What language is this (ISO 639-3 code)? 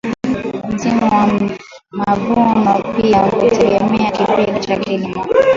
swa